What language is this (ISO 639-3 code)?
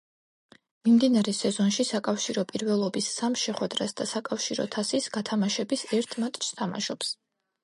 kat